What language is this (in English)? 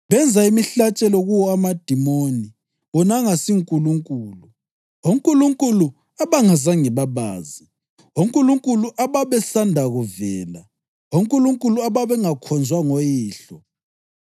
North Ndebele